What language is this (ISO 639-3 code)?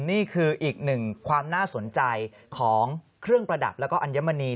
tha